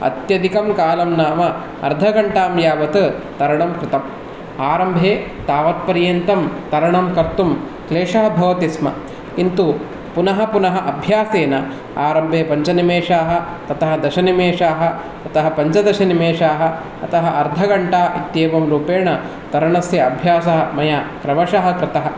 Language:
Sanskrit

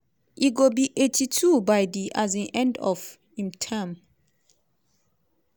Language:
Nigerian Pidgin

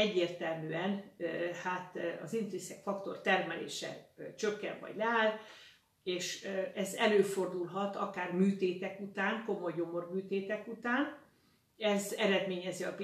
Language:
Hungarian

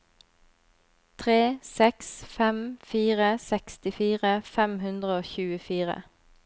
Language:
Norwegian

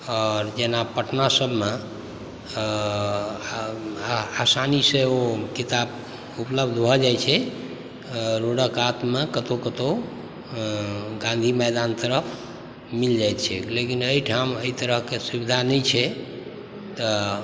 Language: Maithili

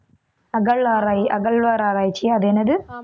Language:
Tamil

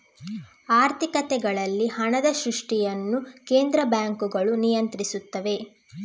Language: Kannada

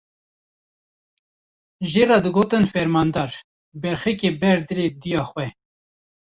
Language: Kurdish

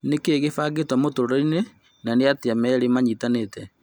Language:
Kikuyu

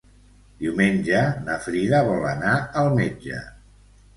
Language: Catalan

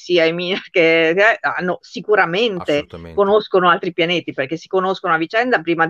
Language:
Italian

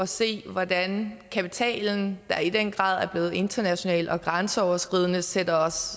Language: Danish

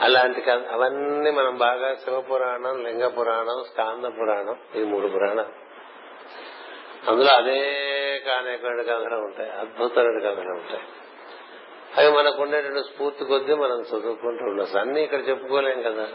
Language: Telugu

